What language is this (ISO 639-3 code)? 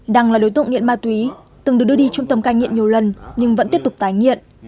vie